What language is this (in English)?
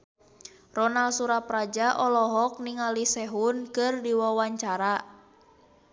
Sundanese